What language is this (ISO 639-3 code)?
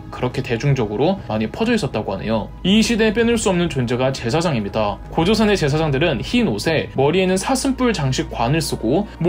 kor